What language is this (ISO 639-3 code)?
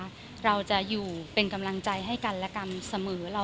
tha